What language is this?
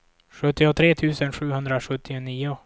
Swedish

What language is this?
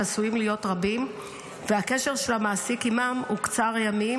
Hebrew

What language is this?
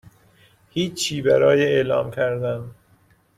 Persian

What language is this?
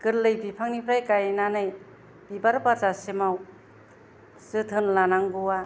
Bodo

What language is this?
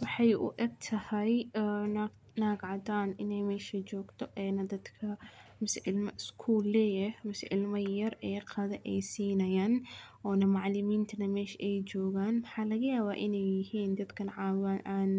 Somali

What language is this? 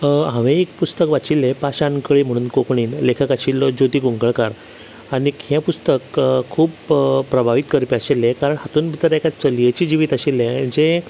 Konkani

